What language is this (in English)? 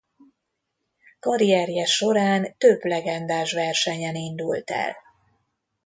Hungarian